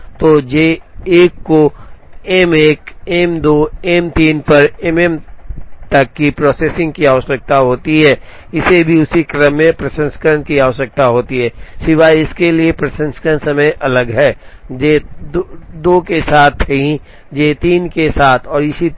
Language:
Hindi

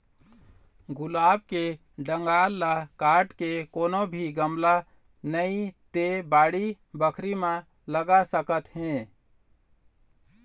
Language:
Chhattisgarhi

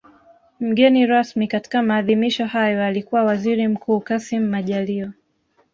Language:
Swahili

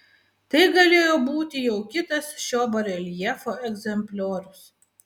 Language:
Lithuanian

